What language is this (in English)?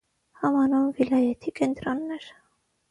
Armenian